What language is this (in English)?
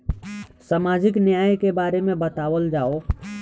Bhojpuri